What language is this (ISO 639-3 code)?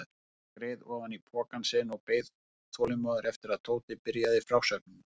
isl